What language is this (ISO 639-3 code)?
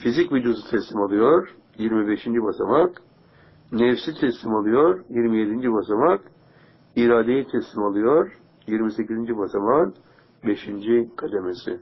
tur